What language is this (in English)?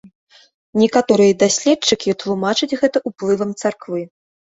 Belarusian